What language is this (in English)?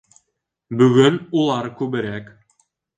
Bashkir